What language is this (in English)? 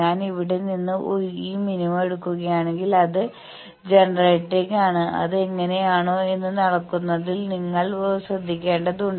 Malayalam